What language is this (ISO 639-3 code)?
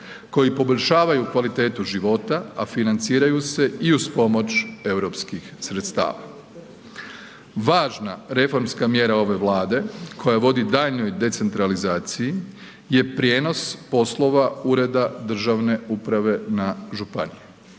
hrv